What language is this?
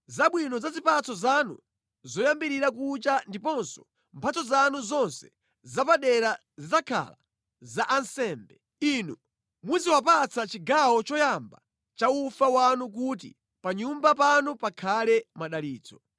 Nyanja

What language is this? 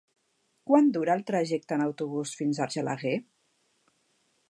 Catalan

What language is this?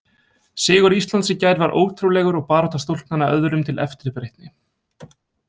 Icelandic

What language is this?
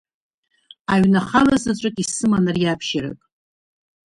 Abkhazian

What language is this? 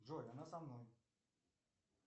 Russian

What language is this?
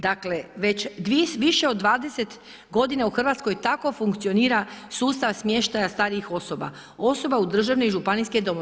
Croatian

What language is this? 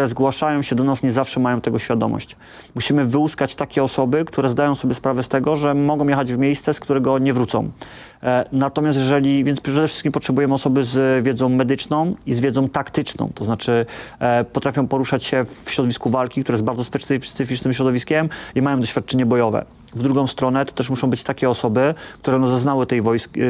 Polish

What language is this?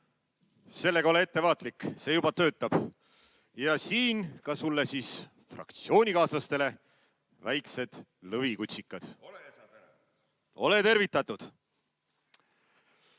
Estonian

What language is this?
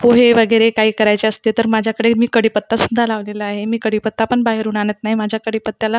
Marathi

